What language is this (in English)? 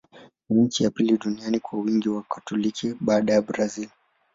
Swahili